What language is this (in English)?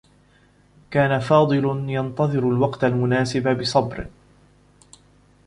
Arabic